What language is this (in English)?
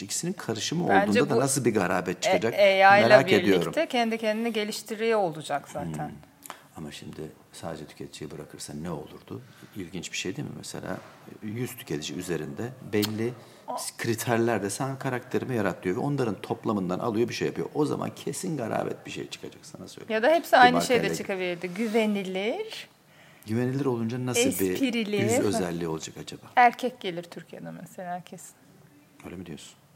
Turkish